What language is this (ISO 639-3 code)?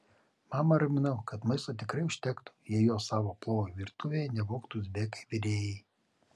lit